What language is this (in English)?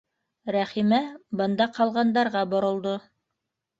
Bashkir